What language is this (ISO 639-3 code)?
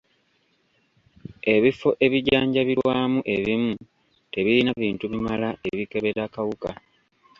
lug